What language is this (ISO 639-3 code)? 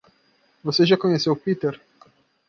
por